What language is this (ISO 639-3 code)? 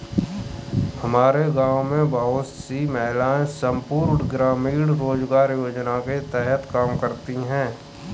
hin